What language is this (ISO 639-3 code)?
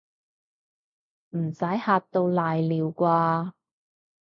yue